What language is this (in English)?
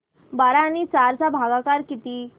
Marathi